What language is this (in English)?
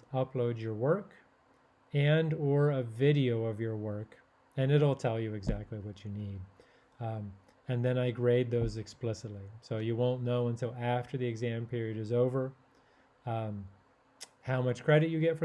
English